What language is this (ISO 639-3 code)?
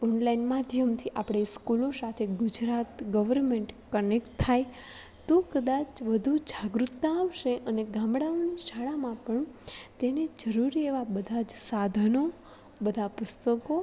guj